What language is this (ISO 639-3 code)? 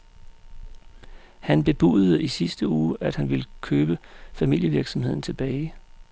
dan